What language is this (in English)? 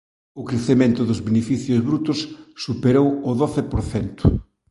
Galician